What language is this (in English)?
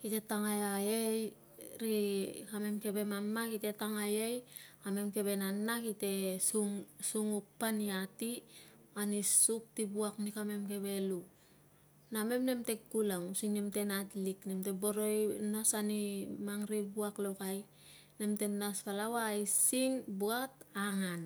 Tungag